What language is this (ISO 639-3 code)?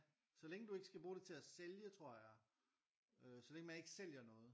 dan